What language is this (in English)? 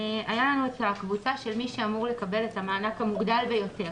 Hebrew